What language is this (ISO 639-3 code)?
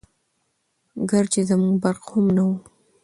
pus